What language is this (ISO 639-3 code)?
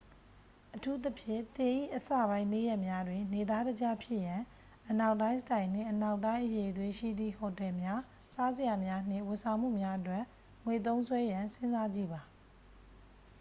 mya